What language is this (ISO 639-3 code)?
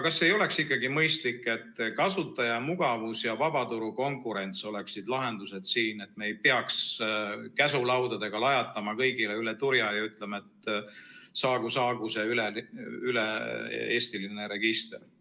est